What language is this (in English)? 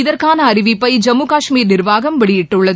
Tamil